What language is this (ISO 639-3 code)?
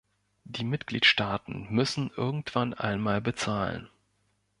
deu